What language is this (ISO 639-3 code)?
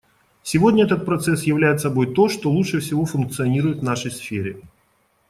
rus